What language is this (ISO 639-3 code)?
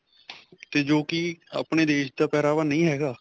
pan